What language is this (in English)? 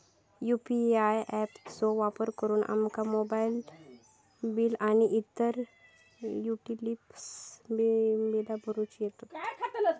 Marathi